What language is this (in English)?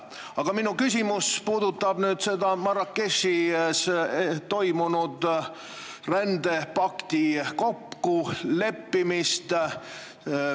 Estonian